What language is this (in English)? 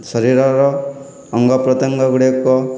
Odia